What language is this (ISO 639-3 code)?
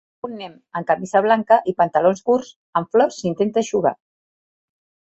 cat